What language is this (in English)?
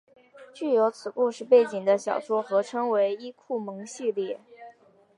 Chinese